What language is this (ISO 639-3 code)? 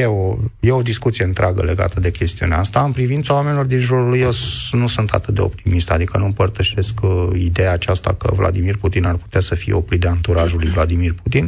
ron